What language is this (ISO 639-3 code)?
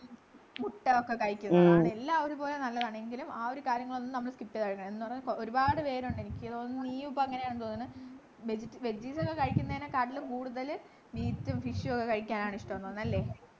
mal